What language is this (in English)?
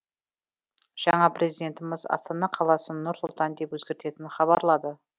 Kazakh